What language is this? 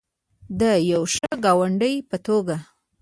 Pashto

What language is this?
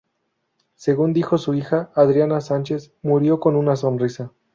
Spanish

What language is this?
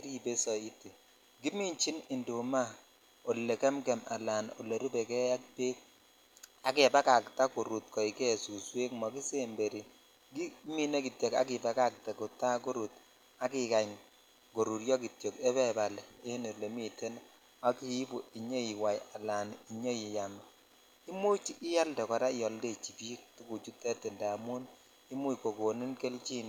Kalenjin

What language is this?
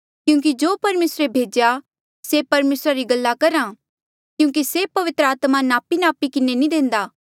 Mandeali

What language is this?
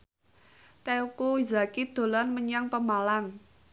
Javanese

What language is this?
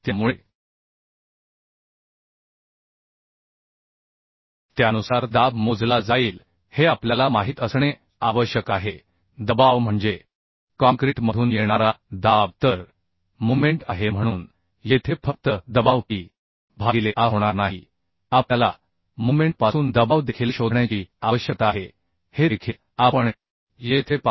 Marathi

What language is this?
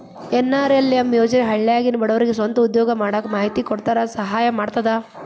Kannada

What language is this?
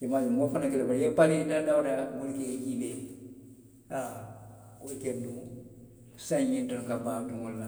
Western Maninkakan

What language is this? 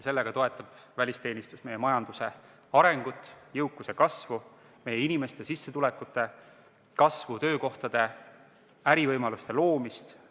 Estonian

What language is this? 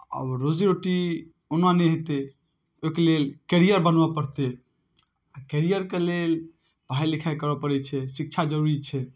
Maithili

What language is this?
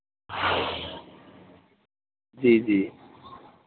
Dogri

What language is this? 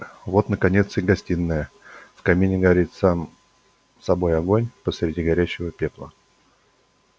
Russian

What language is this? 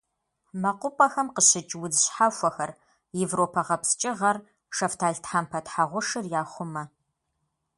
Kabardian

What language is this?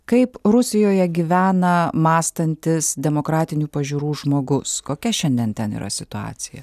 Lithuanian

